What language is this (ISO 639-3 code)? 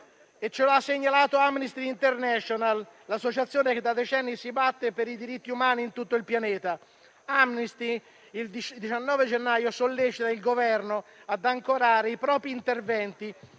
ita